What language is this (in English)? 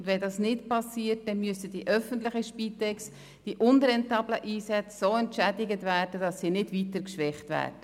Swiss German